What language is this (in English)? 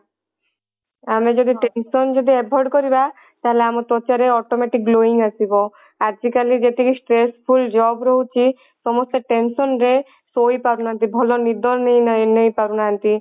Odia